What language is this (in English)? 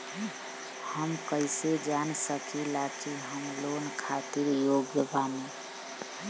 Bhojpuri